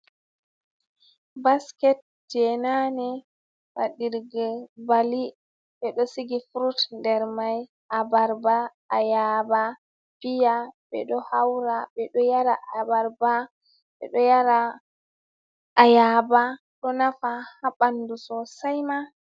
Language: Fula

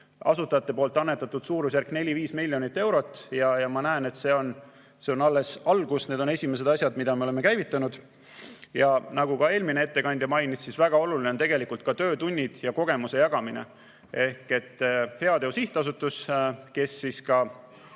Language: Estonian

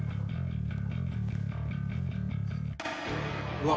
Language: Japanese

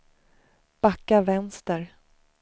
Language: Swedish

